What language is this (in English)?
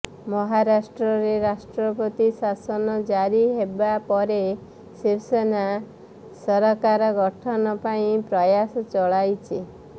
Odia